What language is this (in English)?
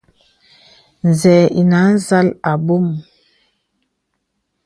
Bebele